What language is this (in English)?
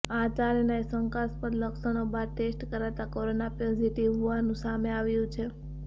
Gujarati